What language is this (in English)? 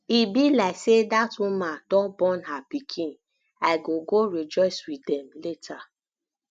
Nigerian Pidgin